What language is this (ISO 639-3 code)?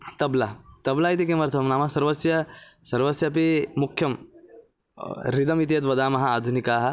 san